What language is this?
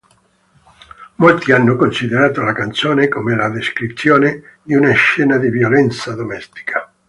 Italian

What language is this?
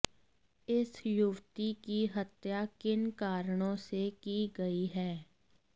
Hindi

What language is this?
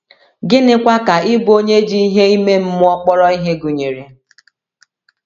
Igbo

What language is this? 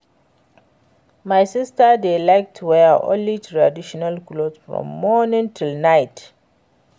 Nigerian Pidgin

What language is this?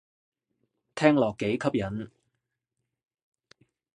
Cantonese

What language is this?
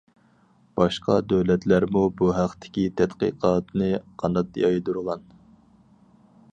Uyghur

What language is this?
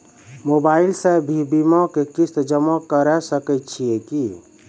Maithili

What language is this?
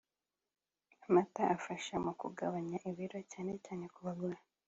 Kinyarwanda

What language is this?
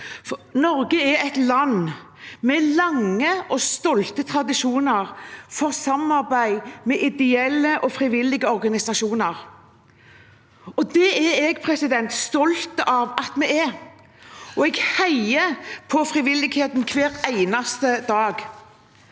Norwegian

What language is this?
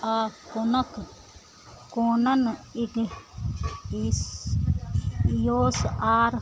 Maithili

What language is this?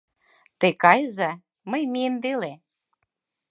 Mari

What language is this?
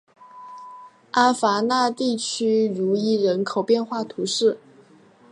Chinese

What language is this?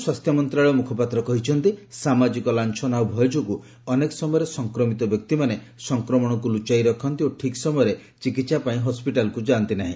Odia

